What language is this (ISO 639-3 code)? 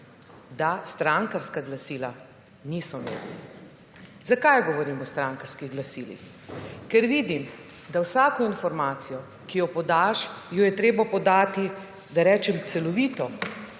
slv